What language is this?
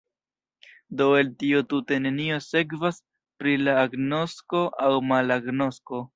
Esperanto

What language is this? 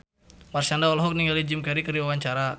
Sundanese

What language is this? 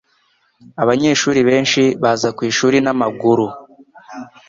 Kinyarwanda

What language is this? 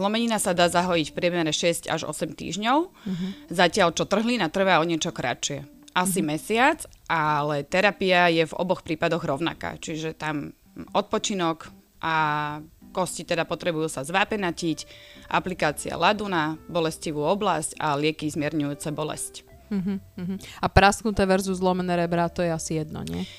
Slovak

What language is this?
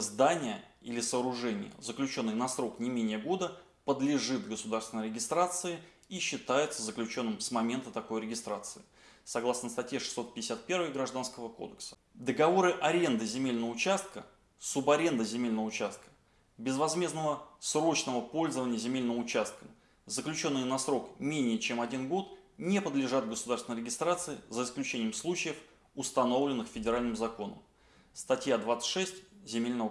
Russian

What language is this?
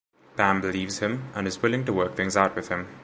English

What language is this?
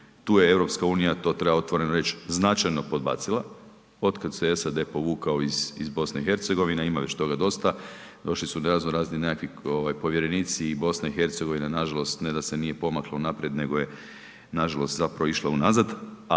Croatian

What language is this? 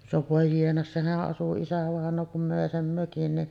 Finnish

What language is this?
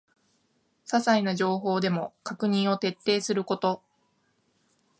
Japanese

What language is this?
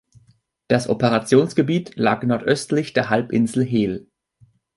German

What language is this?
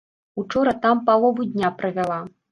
Belarusian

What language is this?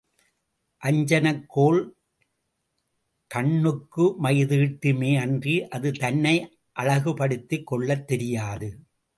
Tamil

